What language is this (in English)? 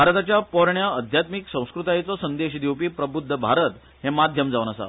Konkani